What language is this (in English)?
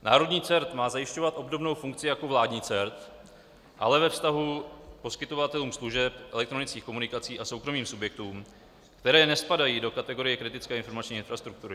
Czech